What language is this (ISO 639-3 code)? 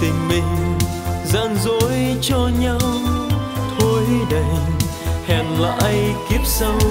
vie